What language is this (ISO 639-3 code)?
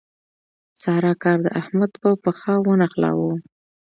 pus